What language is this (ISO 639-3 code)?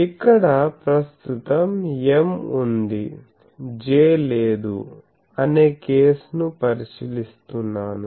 tel